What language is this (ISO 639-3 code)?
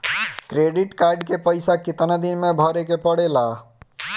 bho